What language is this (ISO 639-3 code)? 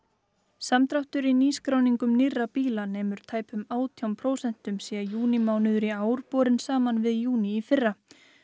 isl